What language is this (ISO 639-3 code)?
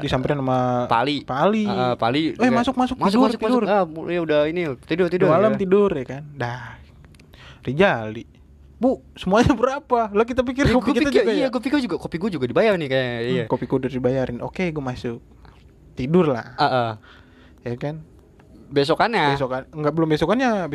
ind